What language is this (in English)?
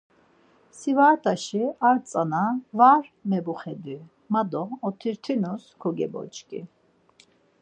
Laz